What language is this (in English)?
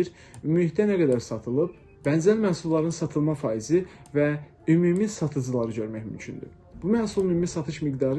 Turkish